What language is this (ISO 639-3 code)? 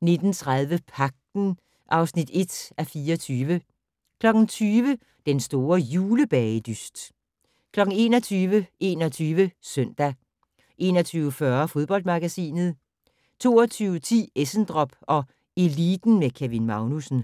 dan